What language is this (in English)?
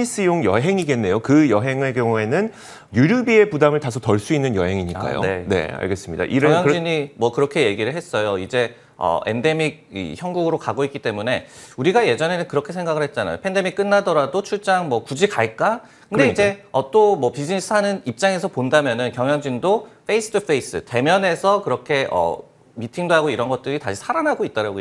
Korean